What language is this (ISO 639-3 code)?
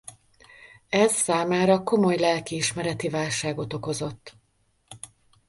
hun